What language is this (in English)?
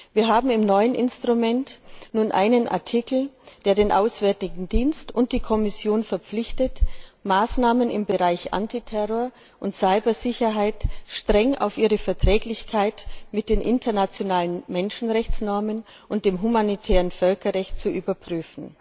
German